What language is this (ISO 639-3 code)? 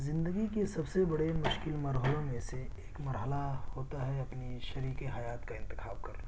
urd